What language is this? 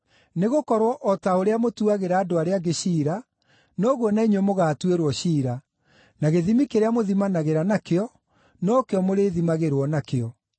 Kikuyu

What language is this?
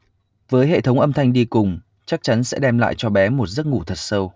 Vietnamese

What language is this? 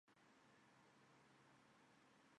Chinese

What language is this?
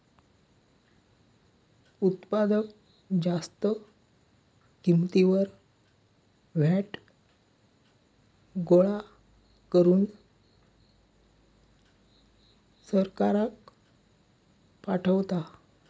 Marathi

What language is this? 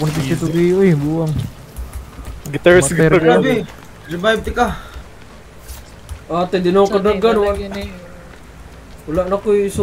Indonesian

